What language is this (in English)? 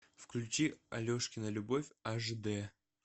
Russian